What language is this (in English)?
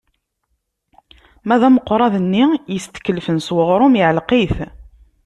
Kabyle